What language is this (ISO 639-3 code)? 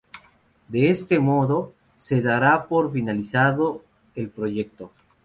spa